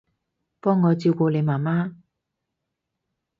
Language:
Cantonese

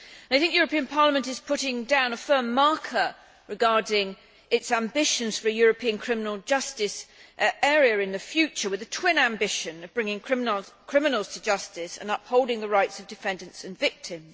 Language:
English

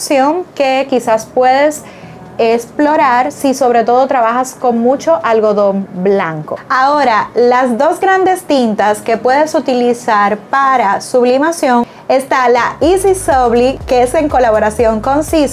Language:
Spanish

